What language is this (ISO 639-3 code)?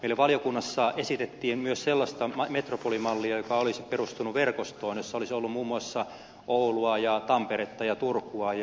fin